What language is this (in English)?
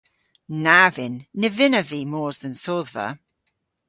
Cornish